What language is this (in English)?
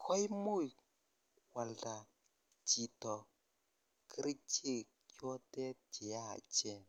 Kalenjin